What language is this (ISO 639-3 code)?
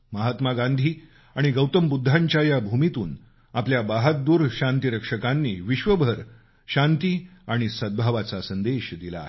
mar